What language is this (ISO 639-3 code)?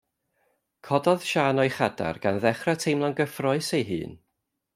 cym